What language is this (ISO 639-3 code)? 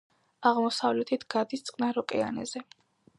kat